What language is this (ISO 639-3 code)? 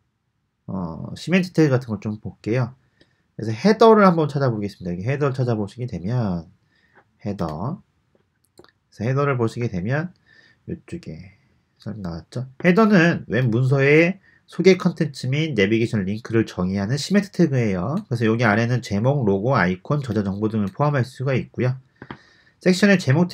kor